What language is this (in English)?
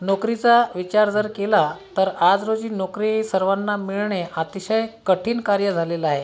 Marathi